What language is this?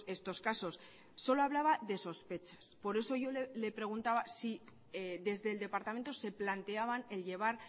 Spanish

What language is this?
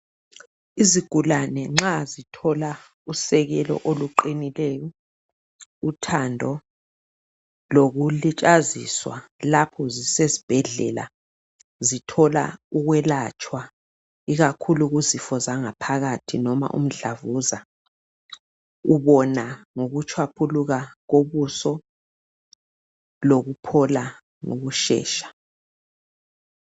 North Ndebele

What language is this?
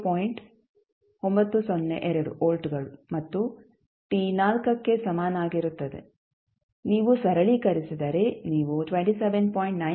Kannada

